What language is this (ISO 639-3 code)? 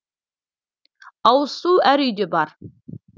kaz